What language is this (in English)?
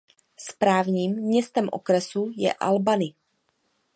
Czech